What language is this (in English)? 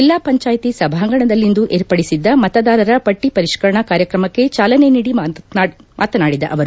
Kannada